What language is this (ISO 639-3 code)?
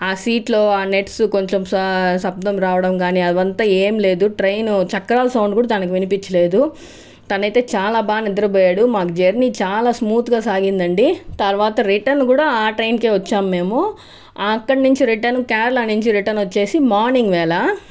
tel